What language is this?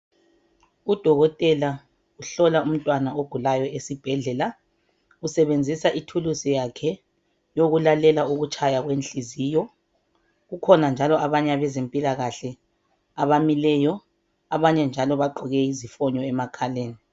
North Ndebele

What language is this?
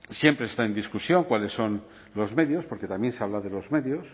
Spanish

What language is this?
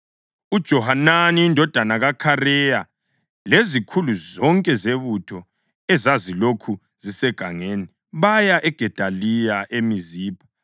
North Ndebele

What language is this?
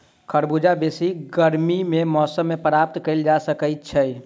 Maithili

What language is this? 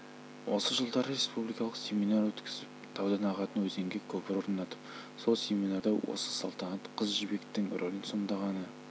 Kazakh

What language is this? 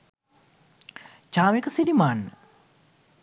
Sinhala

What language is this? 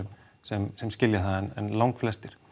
Icelandic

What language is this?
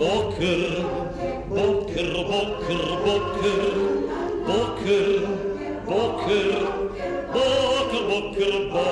Hebrew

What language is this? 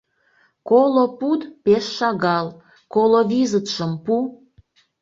Mari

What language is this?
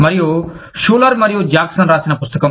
Telugu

